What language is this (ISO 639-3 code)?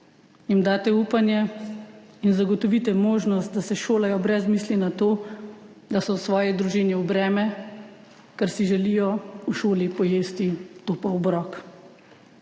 slv